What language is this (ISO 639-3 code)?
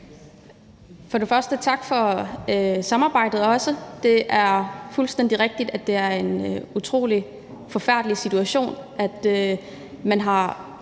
dan